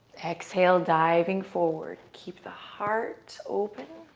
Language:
English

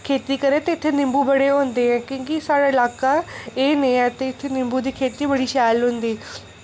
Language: Dogri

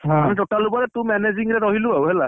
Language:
Odia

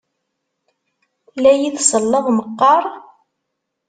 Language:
Kabyle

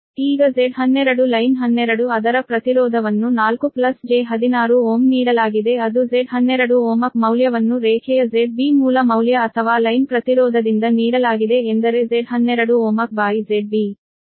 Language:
Kannada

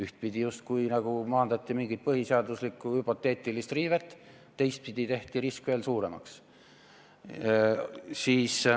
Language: Estonian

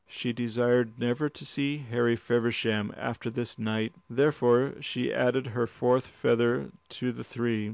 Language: English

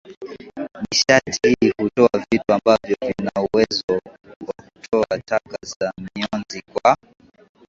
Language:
Swahili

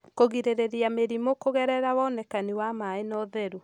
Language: Kikuyu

